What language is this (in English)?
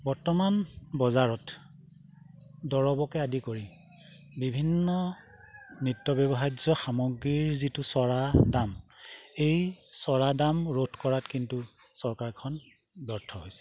Assamese